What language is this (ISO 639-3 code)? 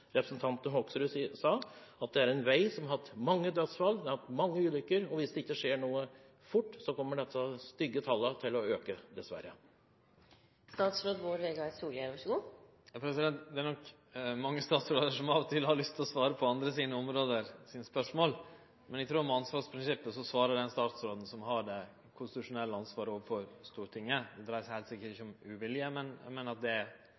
nor